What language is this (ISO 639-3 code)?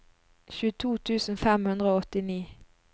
nor